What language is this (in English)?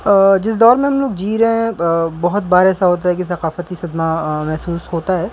Urdu